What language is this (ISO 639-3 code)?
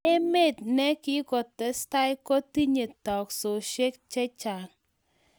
kln